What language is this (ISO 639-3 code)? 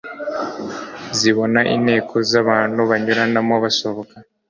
kin